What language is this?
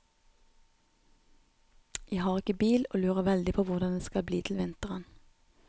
Norwegian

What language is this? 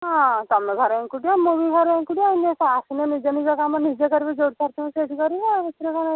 Odia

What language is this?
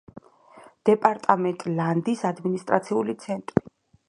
Georgian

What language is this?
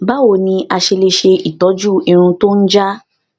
Yoruba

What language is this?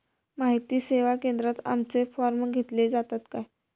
Marathi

